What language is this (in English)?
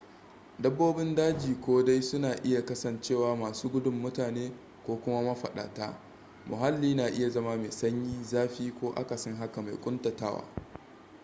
Hausa